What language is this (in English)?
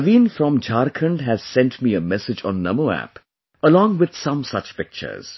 English